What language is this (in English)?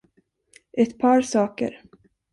Swedish